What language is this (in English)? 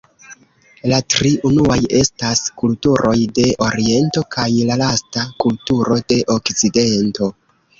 Esperanto